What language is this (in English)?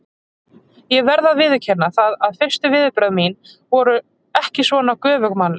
Icelandic